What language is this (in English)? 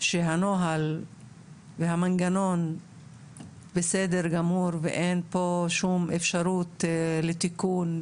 Hebrew